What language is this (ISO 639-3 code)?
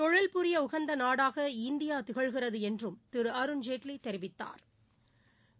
tam